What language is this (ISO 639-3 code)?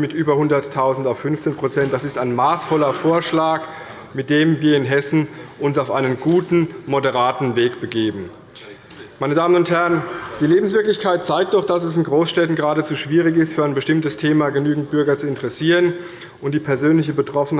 deu